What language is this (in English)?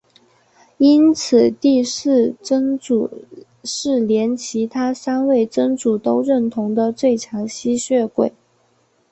Chinese